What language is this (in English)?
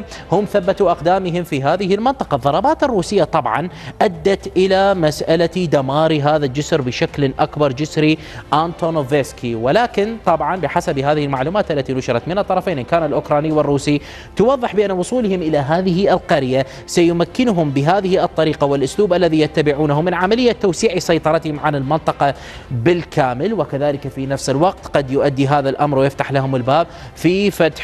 Arabic